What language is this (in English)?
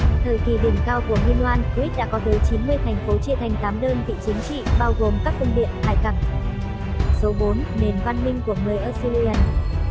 Vietnamese